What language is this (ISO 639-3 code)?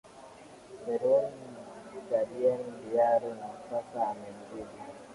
swa